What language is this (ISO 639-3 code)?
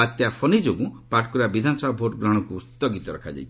ori